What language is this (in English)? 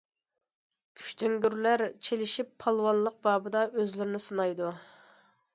Uyghur